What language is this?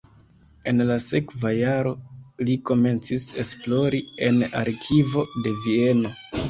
Esperanto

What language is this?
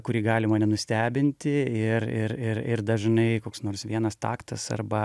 Lithuanian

